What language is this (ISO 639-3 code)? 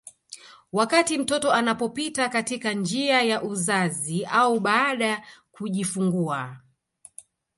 swa